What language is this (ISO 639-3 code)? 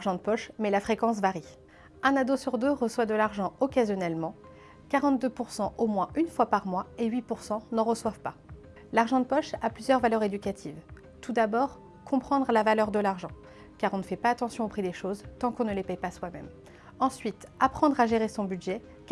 fra